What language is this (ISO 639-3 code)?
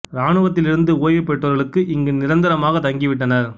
tam